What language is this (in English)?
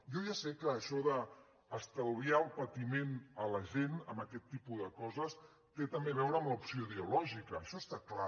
Catalan